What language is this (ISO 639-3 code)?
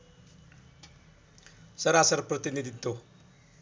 nep